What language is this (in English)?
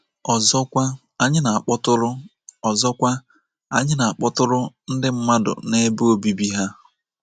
Igbo